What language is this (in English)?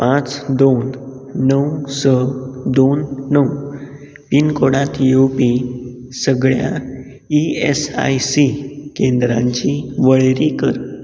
Konkani